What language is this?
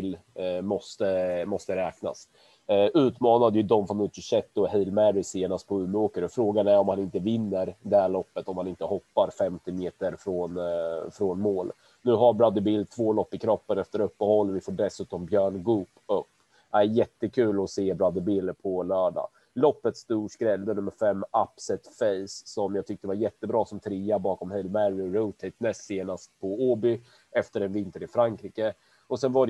Swedish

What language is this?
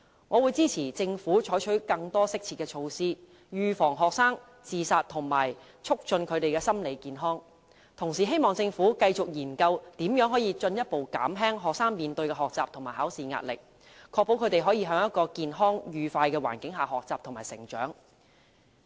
Cantonese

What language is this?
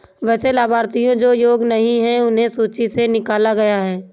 Hindi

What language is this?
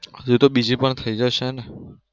Gujarati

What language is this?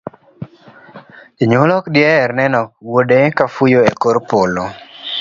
Luo (Kenya and Tanzania)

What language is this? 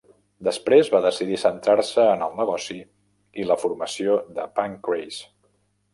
Catalan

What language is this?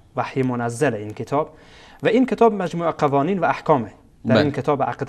Persian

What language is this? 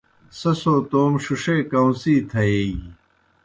Kohistani Shina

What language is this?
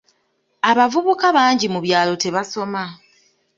Ganda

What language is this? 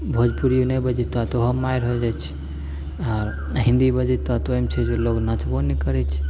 Maithili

